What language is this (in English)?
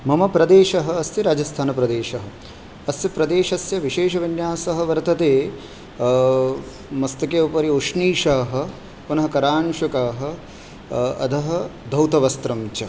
Sanskrit